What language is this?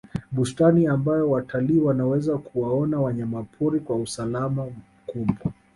Swahili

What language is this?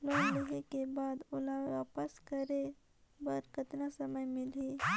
Chhattisgarhi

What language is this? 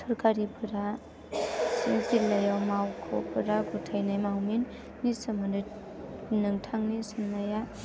Bodo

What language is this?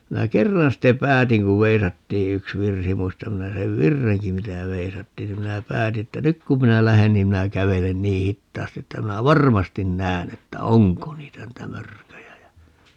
Finnish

